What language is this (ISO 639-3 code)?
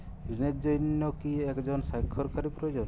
ben